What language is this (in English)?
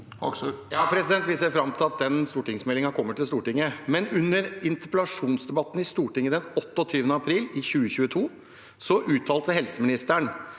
Norwegian